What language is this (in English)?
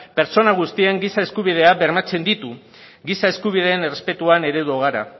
Basque